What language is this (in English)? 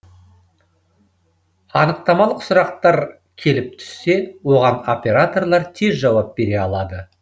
Kazakh